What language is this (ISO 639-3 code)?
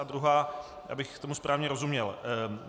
ces